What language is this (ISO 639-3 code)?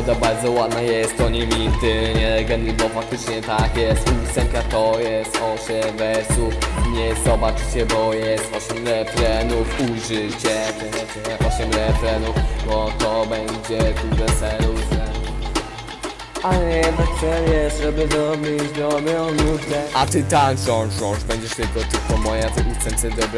pol